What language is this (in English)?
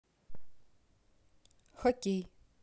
Russian